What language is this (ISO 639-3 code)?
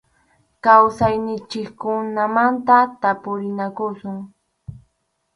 qxu